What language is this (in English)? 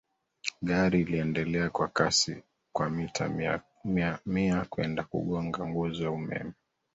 Swahili